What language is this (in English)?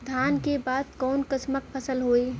Bhojpuri